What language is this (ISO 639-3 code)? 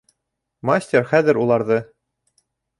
bak